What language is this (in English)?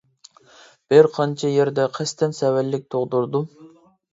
Uyghur